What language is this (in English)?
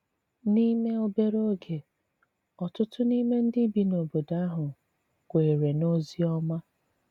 Igbo